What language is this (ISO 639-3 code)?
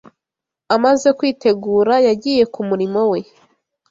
kin